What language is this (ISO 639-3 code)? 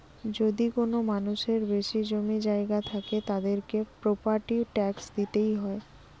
ben